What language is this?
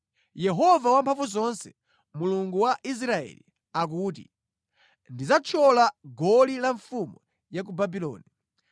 Nyanja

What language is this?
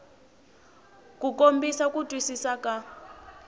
Tsonga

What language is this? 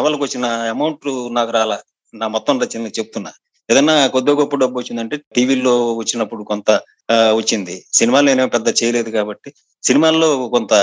Telugu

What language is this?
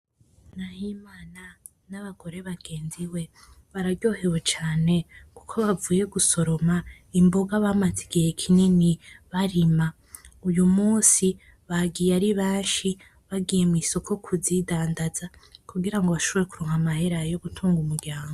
Rundi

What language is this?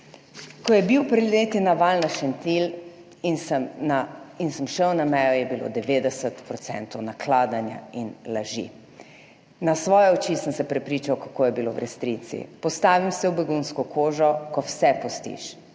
Slovenian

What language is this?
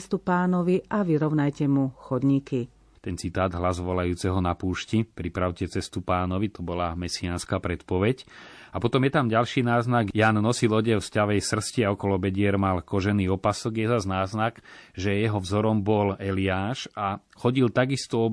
Slovak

